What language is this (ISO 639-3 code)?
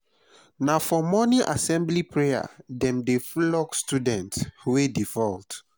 pcm